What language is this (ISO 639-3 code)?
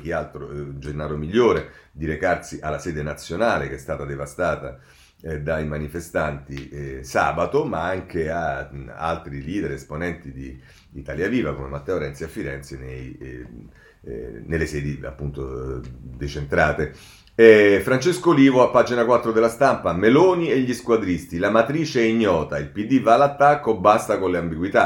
ita